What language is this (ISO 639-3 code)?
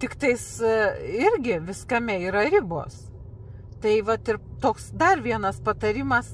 lit